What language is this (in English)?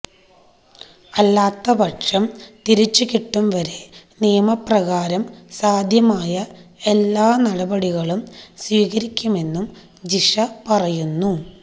Malayalam